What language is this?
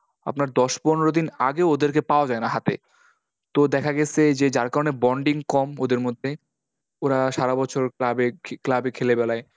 Bangla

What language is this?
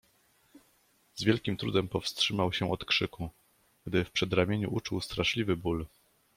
Polish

